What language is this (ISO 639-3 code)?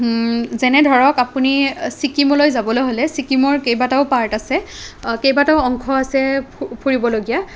asm